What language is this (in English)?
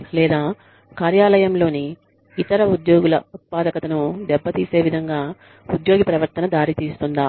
Telugu